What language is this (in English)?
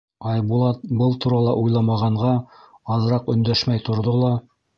Bashkir